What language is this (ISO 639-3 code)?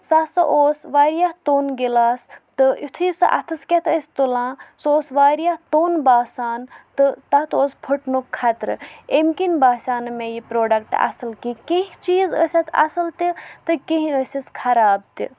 kas